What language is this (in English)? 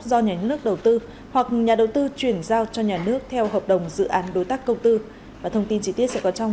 Vietnamese